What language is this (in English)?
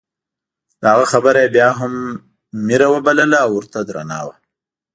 Pashto